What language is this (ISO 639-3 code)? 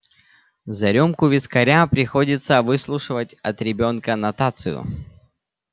rus